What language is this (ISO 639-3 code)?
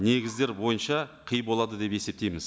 kaz